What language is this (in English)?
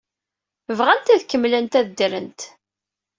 Kabyle